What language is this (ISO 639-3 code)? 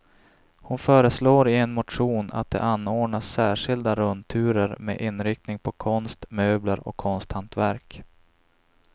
swe